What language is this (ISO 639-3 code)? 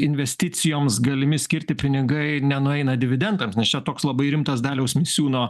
lit